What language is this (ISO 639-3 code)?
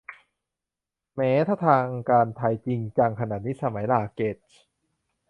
tha